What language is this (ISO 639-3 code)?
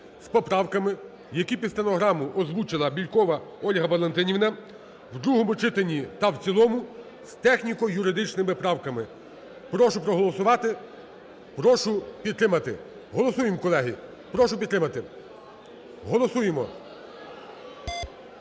ukr